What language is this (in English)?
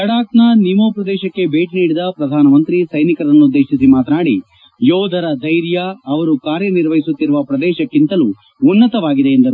Kannada